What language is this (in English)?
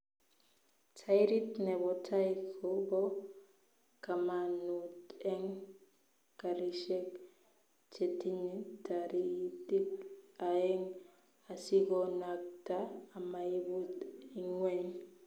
Kalenjin